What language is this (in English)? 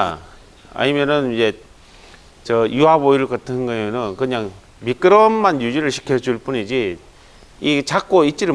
Korean